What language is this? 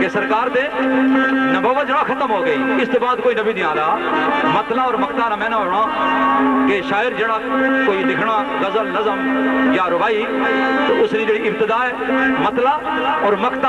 Punjabi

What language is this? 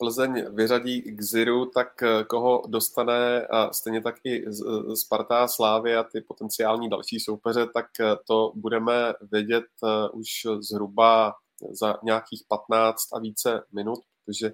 Czech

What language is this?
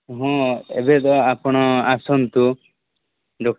Odia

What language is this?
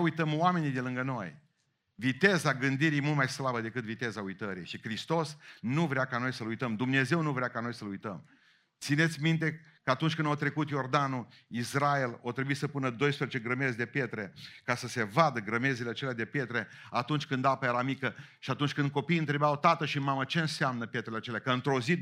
Romanian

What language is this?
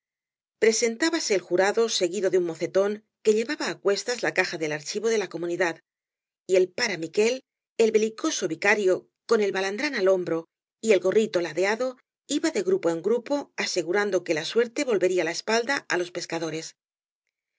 Spanish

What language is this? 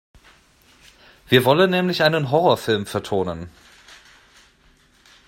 German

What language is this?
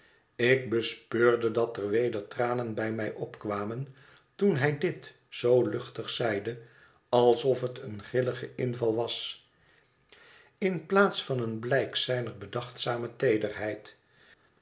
Dutch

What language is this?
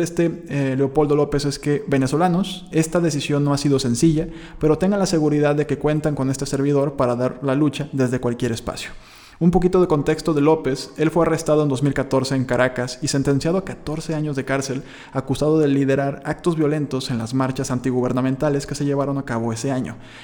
Spanish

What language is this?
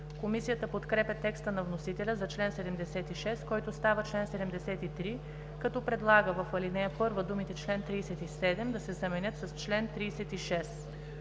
Bulgarian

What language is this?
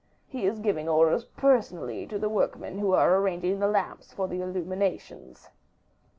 English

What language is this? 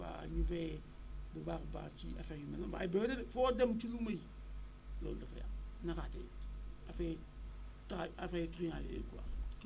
Wolof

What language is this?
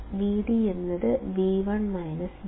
Malayalam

